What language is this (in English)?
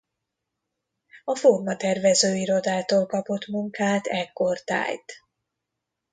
Hungarian